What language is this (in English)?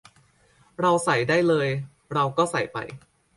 Thai